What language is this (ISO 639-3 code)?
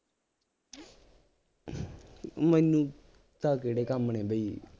pan